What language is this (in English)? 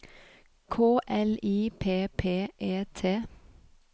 Norwegian